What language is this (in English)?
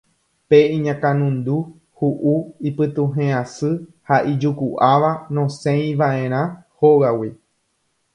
Guarani